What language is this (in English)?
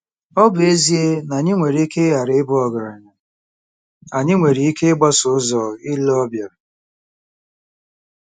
Igbo